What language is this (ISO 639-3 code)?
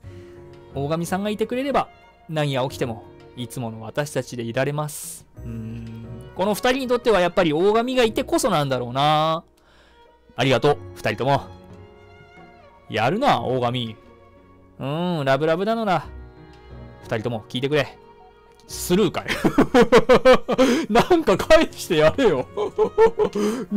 jpn